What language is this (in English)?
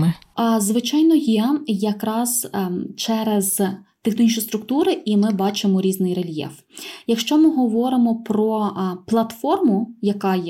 Ukrainian